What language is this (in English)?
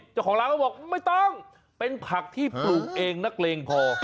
Thai